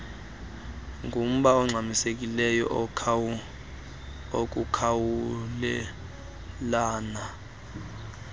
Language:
Xhosa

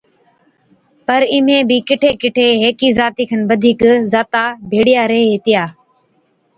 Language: Od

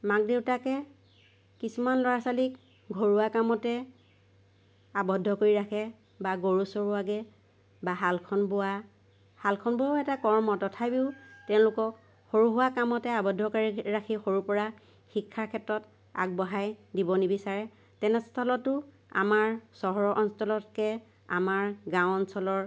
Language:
Assamese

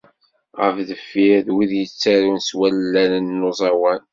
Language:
Kabyle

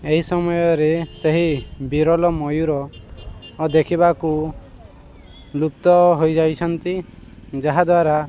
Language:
Odia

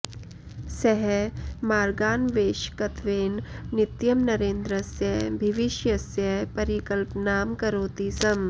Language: Sanskrit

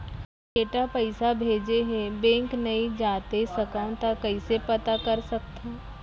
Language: Chhattisgarhi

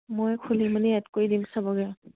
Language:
Assamese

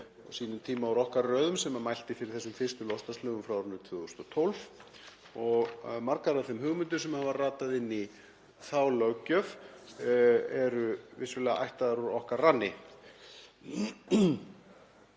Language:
Icelandic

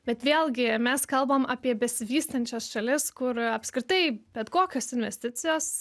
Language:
Lithuanian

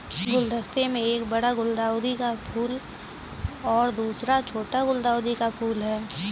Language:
Hindi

